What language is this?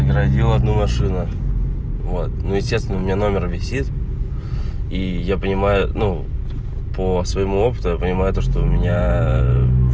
Russian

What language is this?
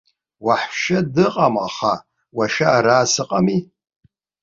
Abkhazian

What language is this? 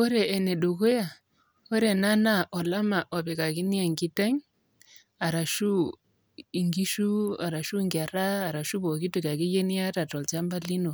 Masai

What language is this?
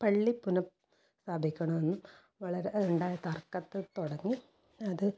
Malayalam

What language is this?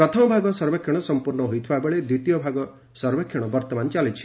Odia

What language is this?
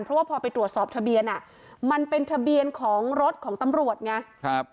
Thai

